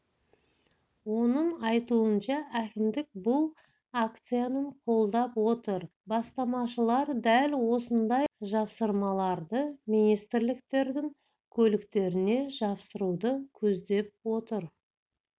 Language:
Kazakh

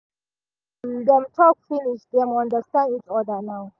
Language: Nigerian Pidgin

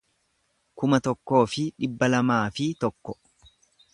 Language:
Oromo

